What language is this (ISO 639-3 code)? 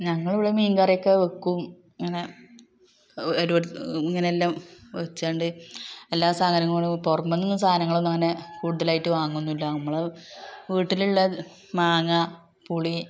mal